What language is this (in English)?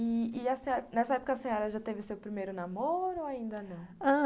Portuguese